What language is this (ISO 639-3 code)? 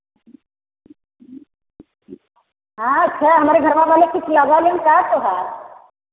hin